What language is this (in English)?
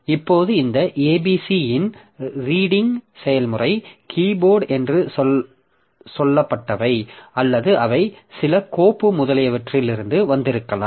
Tamil